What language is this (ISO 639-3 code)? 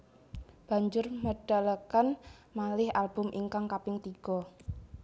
jav